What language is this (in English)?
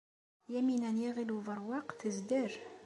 Kabyle